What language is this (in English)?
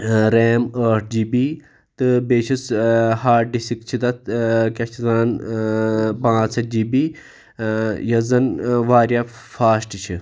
Kashmiri